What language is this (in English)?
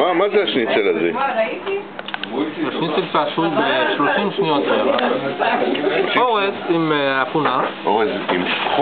Hebrew